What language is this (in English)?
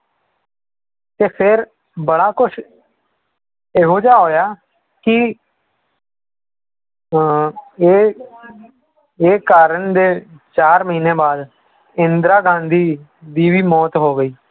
Punjabi